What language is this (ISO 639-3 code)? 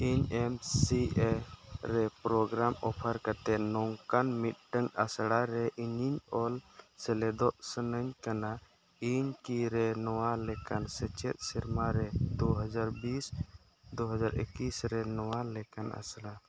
sat